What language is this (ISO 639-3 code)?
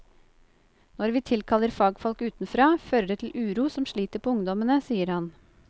nor